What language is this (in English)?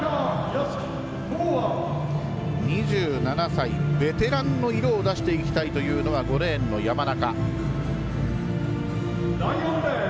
Japanese